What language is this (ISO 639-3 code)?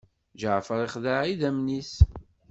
kab